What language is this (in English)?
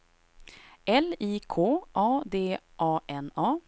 Swedish